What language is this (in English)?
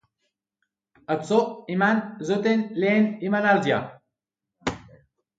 Basque